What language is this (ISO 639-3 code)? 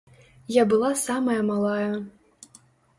bel